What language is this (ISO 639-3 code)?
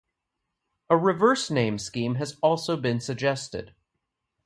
eng